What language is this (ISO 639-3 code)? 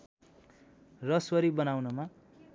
nep